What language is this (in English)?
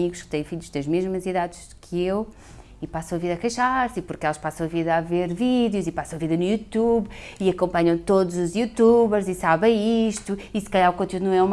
Portuguese